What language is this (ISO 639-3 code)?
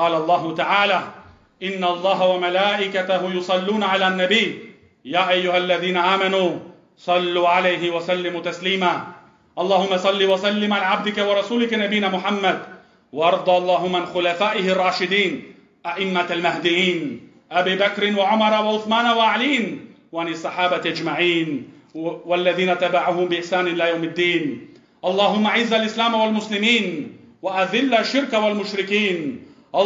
ara